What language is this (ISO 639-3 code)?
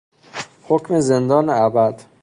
fas